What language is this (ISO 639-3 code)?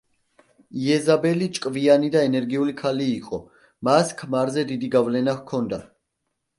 kat